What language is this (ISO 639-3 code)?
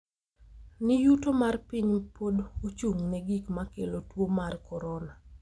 luo